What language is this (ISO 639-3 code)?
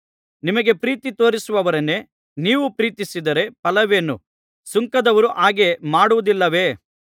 kan